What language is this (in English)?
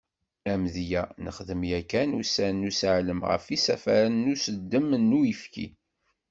Kabyle